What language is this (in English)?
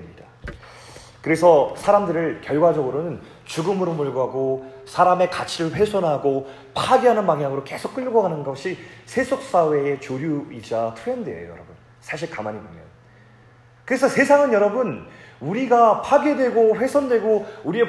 Korean